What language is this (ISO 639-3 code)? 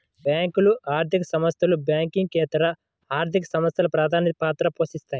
tel